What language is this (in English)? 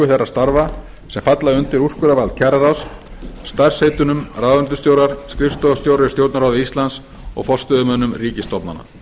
Icelandic